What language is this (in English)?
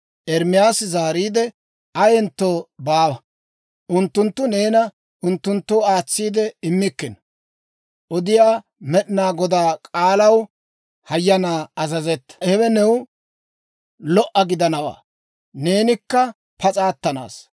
Dawro